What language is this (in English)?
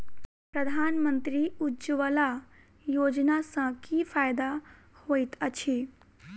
Maithili